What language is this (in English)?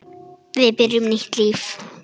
Icelandic